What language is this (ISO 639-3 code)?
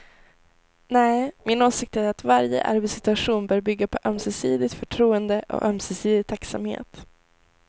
swe